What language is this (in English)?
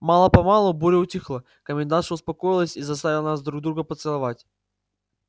Russian